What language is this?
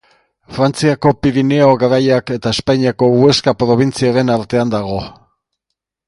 Basque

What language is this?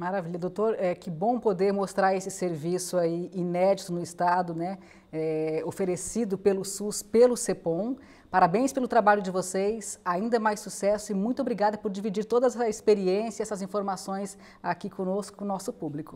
Portuguese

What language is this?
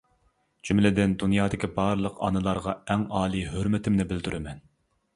Uyghur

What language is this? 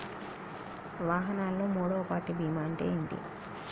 Telugu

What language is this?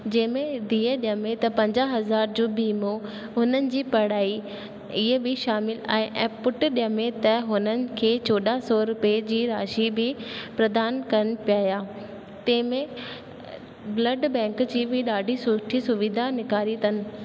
Sindhi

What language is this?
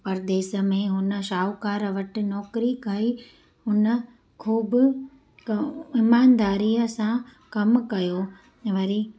Sindhi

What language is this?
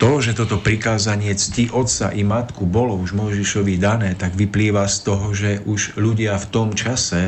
Slovak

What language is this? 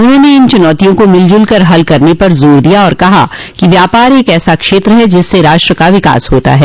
Hindi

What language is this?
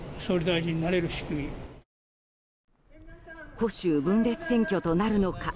Japanese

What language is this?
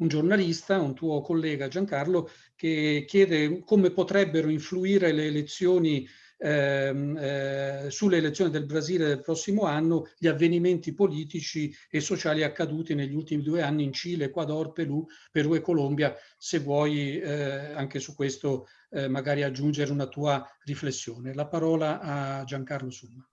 Italian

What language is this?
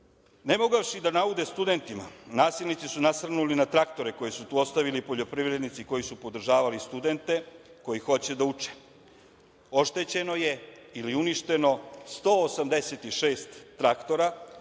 Serbian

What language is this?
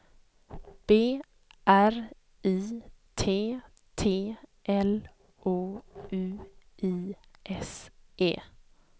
Swedish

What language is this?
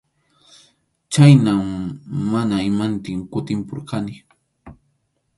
Arequipa-La Unión Quechua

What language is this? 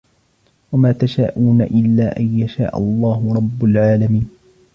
Arabic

